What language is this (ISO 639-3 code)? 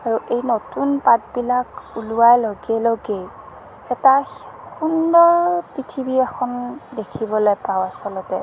asm